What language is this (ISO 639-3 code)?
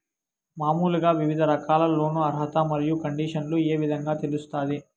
tel